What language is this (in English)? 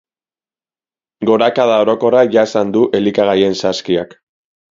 Basque